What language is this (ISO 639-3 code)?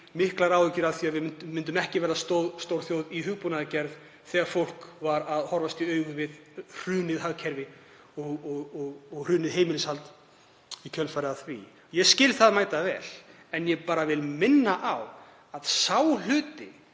isl